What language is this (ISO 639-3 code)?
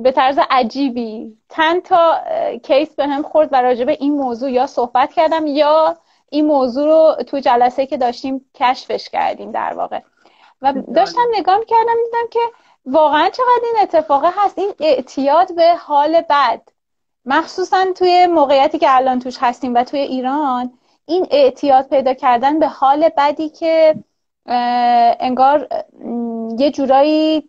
fas